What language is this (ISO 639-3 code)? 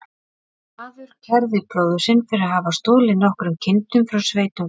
isl